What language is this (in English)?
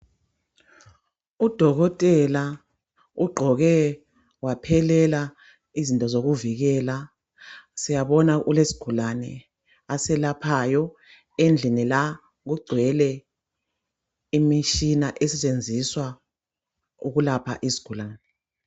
North Ndebele